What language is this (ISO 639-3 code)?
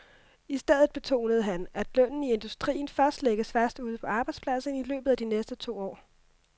dan